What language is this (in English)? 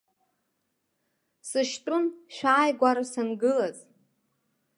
Abkhazian